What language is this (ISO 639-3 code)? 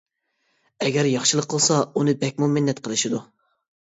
uig